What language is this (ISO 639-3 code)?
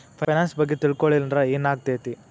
kan